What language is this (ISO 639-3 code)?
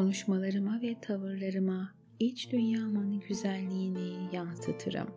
tur